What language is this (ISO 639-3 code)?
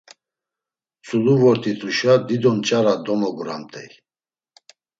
lzz